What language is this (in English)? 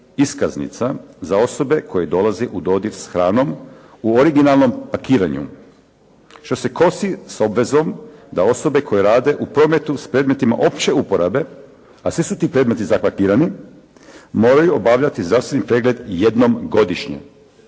Croatian